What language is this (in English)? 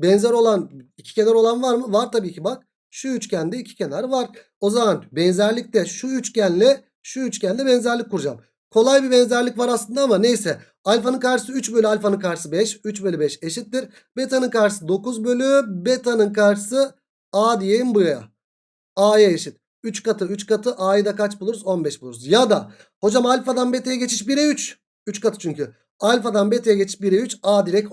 Turkish